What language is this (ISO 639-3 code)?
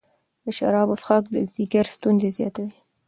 pus